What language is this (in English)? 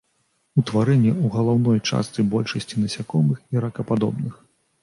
Belarusian